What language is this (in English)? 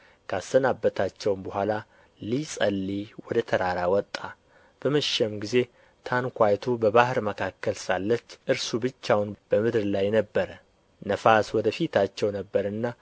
Amharic